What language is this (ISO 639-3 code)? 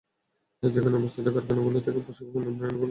ben